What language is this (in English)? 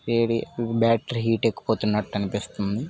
Telugu